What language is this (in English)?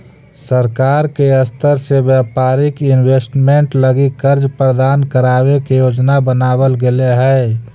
Magahi